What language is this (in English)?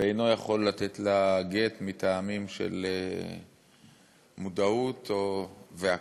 Hebrew